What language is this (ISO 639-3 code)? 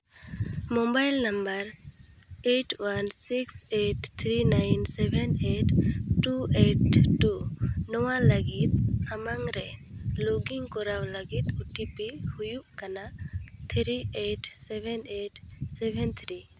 sat